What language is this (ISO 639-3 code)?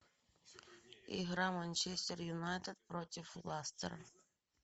rus